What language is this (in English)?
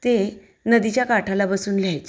Marathi